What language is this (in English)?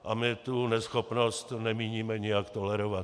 Czech